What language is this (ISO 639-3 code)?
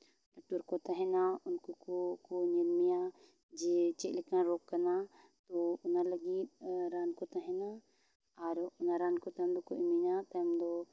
sat